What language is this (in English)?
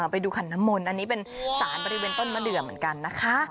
Thai